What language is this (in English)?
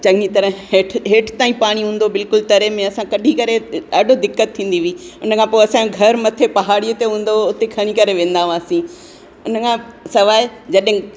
Sindhi